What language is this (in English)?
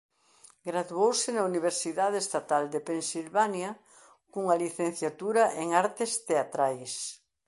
Galician